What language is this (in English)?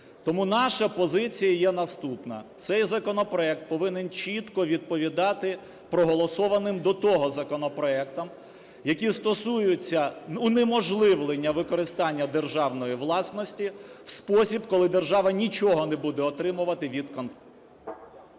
Ukrainian